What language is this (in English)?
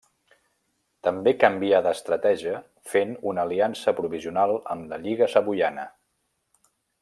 Catalan